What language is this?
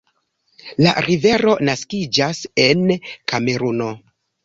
Esperanto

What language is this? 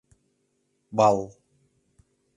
Mari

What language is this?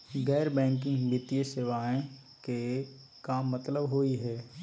Magahi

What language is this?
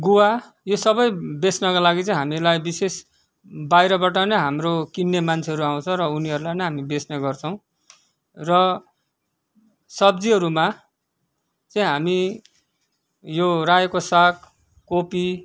Nepali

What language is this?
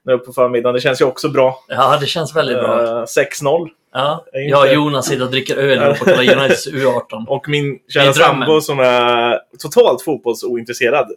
Swedish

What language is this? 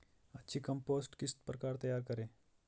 Hindi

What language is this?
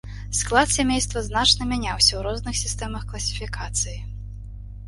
Belarusian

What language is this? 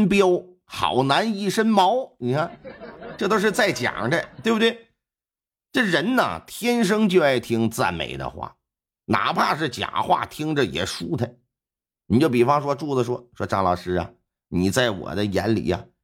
Chinese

